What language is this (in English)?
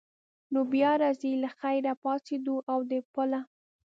Pashto